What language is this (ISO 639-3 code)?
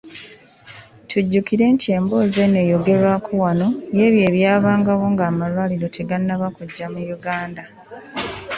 lug